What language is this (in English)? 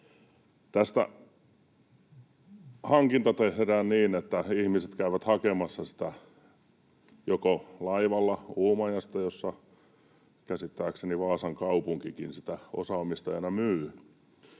Finnish